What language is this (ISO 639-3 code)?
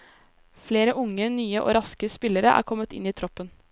nor